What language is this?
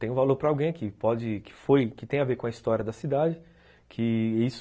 Portuguese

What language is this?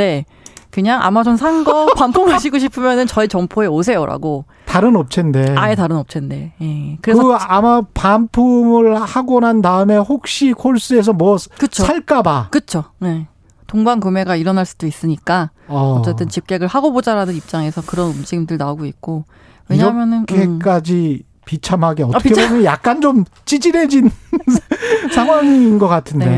Korean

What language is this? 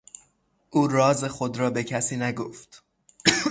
Persian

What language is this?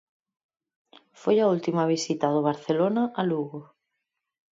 Galician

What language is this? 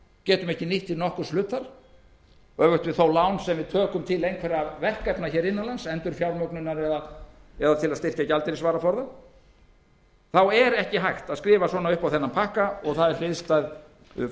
Icelandic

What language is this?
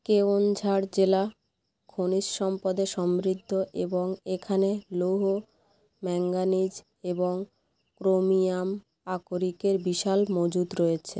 Bangla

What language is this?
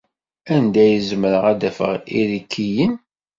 Kabyle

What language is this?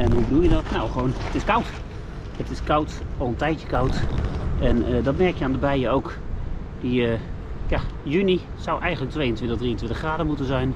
Dutch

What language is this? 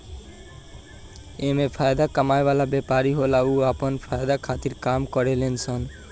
Bhojpuri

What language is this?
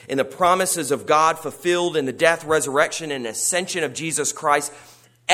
English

